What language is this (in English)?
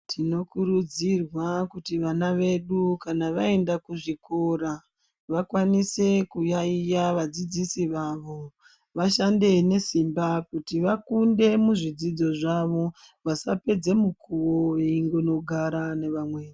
Ndau